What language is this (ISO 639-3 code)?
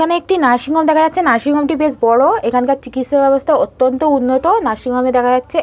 ben